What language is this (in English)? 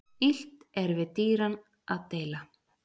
Icelandic